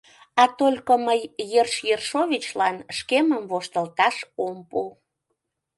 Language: Mari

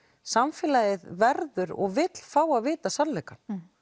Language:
Icelandic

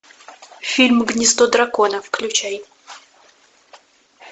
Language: Russian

